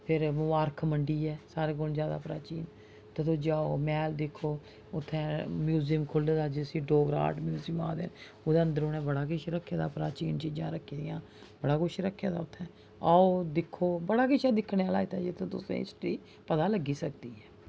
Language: Dogri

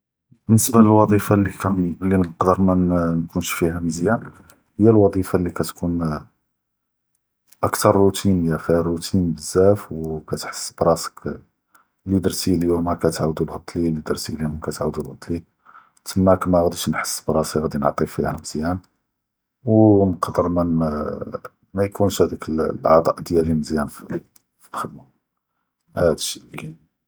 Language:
Judeo-Arabic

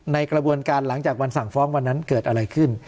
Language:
Thai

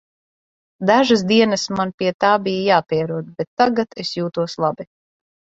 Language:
Latvian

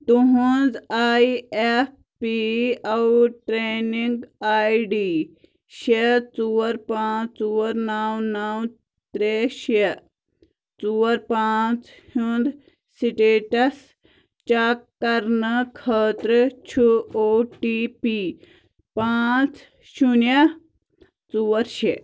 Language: Kashmiri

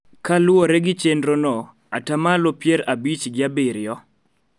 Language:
Luo (Kenya and Tanzania)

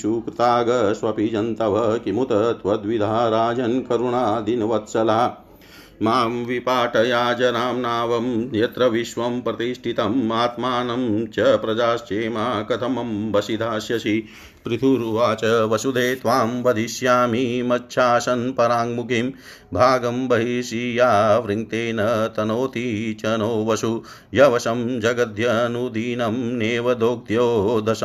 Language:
Hindi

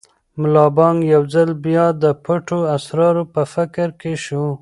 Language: Pashto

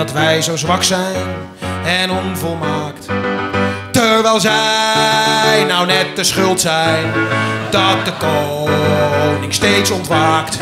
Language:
Dutch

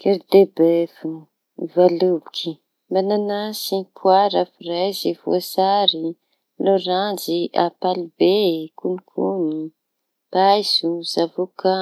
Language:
Tanosy Malagasy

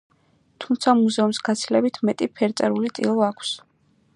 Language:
Georgian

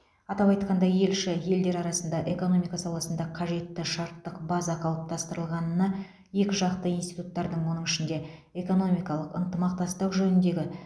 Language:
Kazakh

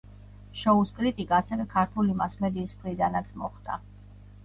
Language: Georgian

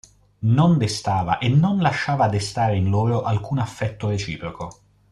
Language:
Italian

